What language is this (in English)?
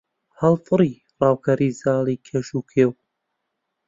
Central Kurdish